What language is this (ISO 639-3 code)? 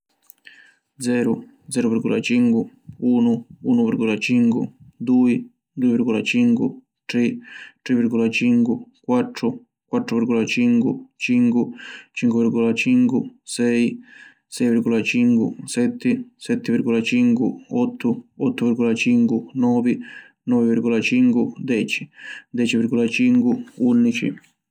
scn